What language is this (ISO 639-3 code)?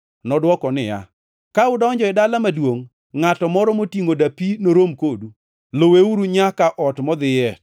luo